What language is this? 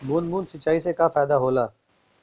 Bhojpuri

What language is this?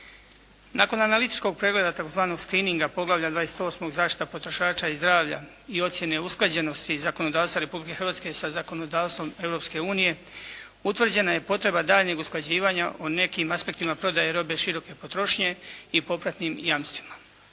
Croatian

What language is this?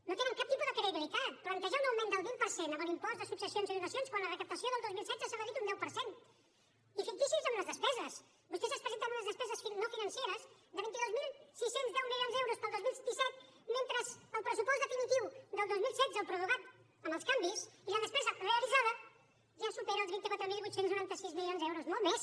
Catalan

